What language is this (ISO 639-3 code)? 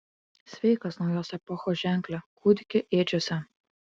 lit